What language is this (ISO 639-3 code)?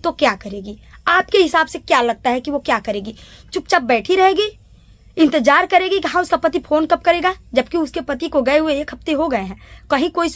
hin